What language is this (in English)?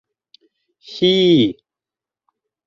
Bashkir